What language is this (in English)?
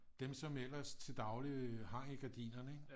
Danish